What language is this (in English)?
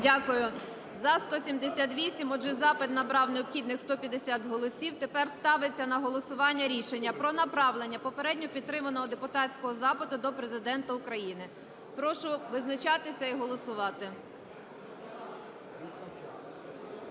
Ukrainian